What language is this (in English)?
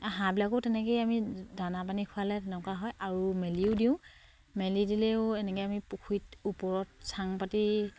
Assamese